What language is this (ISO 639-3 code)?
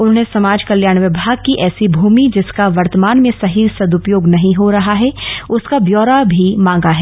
hin